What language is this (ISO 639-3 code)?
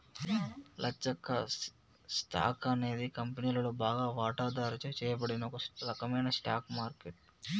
tel